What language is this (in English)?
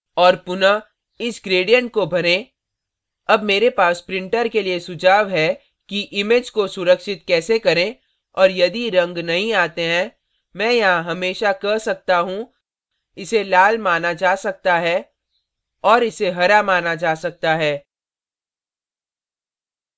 Hindi